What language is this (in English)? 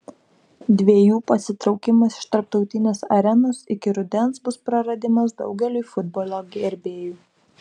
Lithuanian